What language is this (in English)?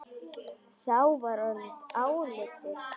Icelandic